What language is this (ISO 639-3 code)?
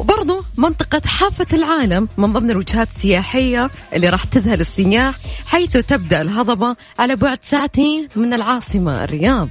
ara